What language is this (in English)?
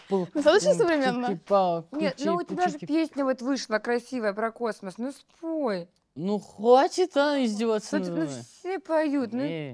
Russian